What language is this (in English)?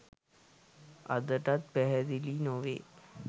Sinhala